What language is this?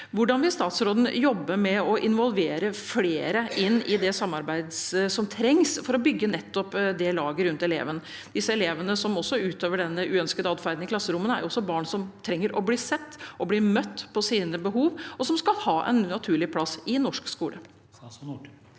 Norwegian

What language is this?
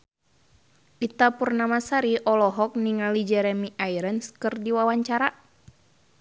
Sundanese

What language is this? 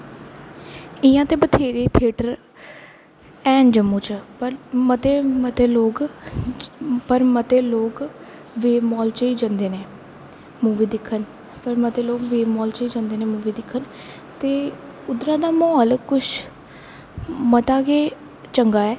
Dogri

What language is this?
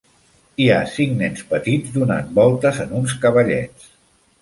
Catalan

